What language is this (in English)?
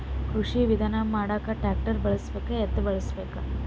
Kannada